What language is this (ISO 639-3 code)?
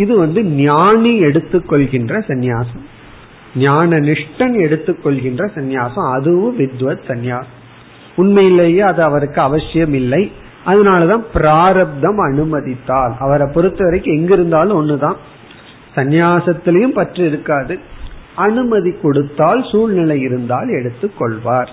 tam